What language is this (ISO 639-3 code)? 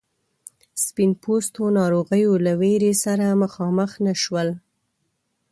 pus